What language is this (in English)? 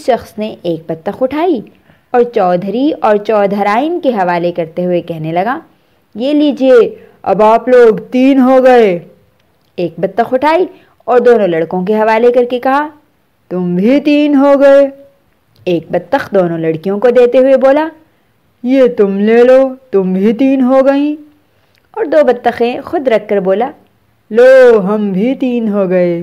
Urdu